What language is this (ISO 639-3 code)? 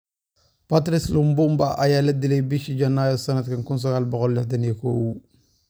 som